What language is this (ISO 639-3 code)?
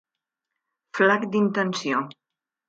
cat